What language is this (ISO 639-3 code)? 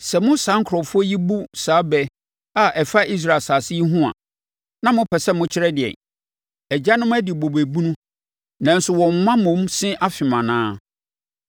aka